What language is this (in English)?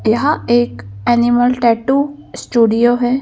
Hindi